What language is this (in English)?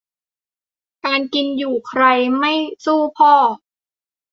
Thai